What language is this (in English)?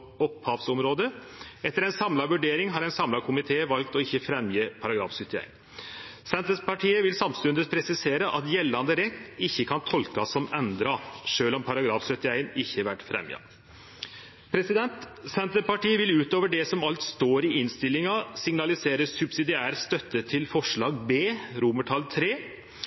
Norwegian Nynorsk